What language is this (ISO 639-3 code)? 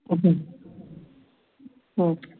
pan